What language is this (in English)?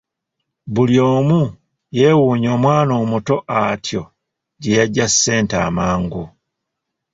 Ganda